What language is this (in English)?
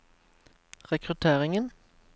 Norwegian